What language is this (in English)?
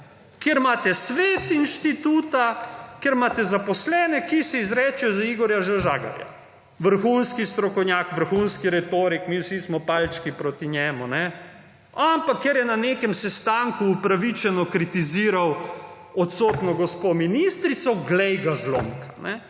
Slovenian